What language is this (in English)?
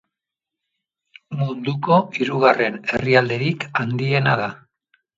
Basque